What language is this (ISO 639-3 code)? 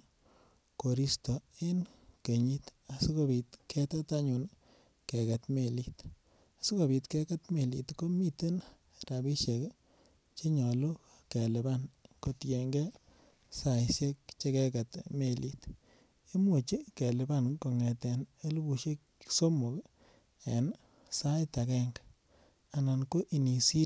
kln